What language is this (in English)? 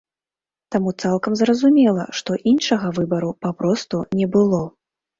Belarusian